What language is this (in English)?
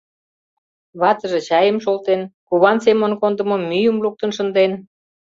Mari